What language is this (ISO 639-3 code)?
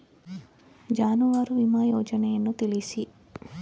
kan